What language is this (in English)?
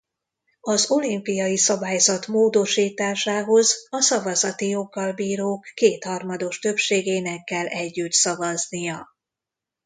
Hungarian